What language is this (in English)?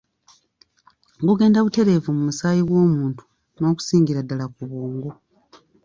Ganda